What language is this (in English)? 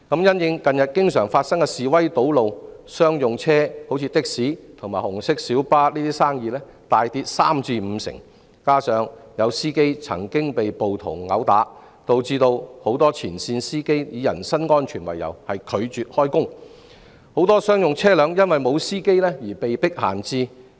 Cantonese